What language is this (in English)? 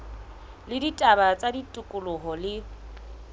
Southern Sotho